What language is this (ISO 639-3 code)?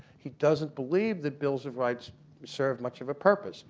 eng